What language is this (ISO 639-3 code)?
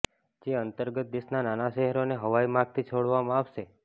guj